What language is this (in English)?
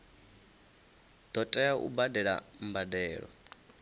Venda